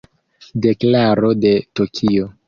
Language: Esperanto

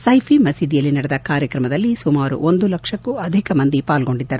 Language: Kannada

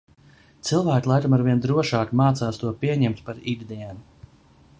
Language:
Latvian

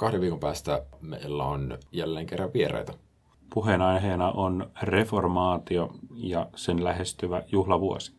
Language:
Finnish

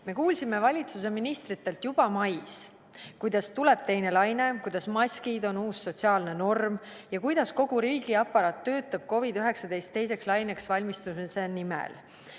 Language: Estonian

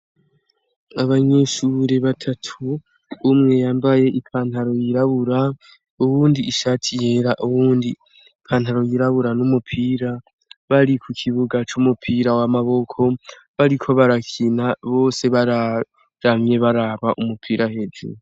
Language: Rundi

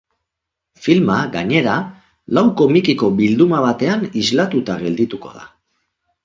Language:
Basque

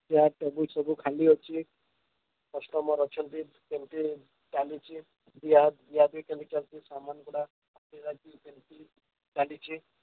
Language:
Odia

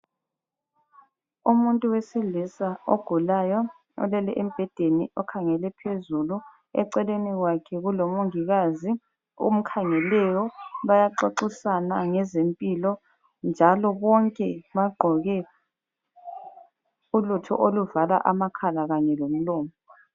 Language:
North Ndebele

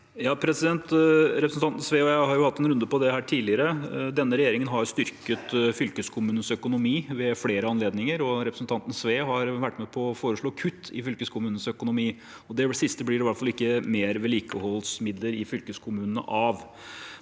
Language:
Norwegian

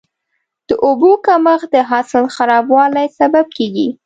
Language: Pashto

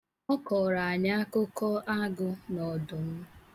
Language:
Igbo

